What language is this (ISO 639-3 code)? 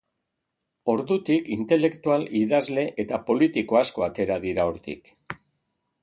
eus